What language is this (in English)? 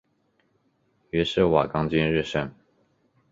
Chinese